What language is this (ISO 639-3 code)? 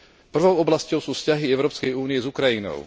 slk